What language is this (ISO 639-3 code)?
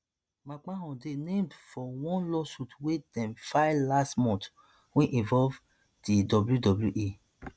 pcm